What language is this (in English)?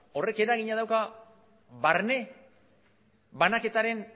Basque